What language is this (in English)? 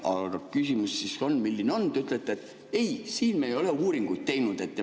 Estonian